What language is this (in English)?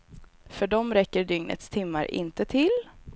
Swedish